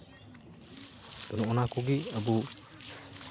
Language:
Santali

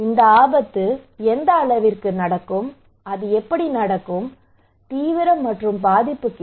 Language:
Tamil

